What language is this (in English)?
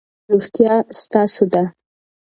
Pashto